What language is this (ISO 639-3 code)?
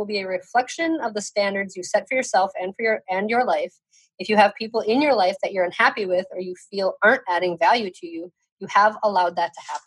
eng